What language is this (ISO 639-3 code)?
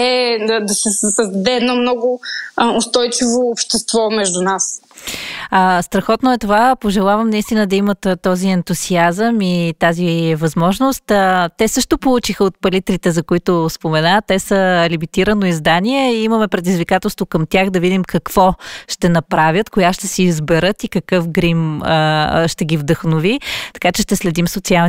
bul